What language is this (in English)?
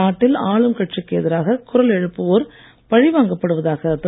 Tamil